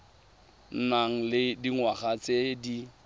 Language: Tswana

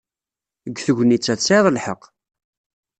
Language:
Kabyle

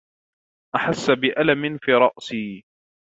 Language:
Arabic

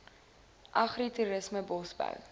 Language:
Afrikaans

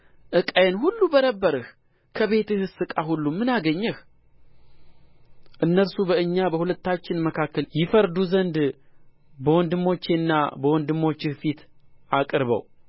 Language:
Amharic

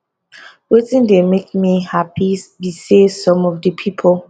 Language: Nigerian Pidgin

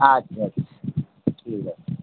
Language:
Bangla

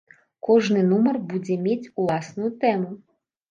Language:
Belarusian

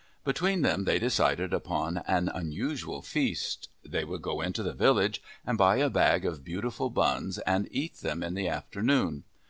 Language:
English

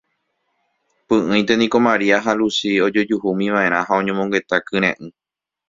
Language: Guarani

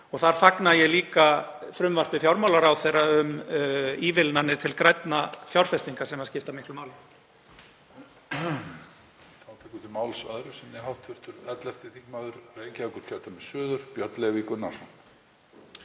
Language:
Icelandic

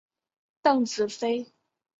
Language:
Chinese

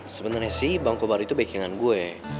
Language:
Indonesian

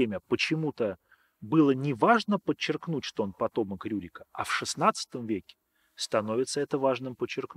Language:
Russian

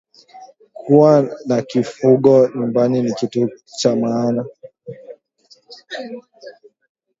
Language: Swahili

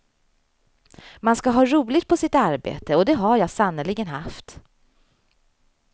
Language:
Swedish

